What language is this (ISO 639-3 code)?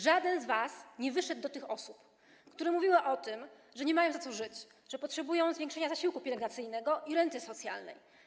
pol